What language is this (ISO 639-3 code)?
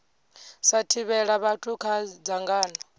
ven